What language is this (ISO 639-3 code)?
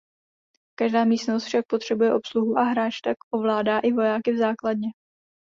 ces